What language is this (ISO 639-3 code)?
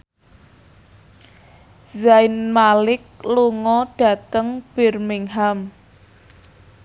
jav